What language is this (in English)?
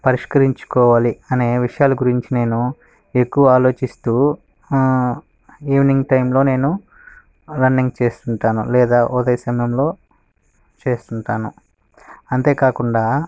Telugu